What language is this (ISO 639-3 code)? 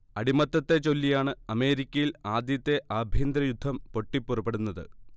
mal